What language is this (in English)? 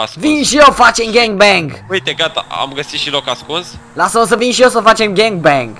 Romanian